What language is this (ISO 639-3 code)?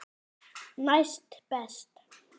isl